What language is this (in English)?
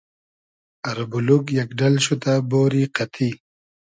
Hazaragi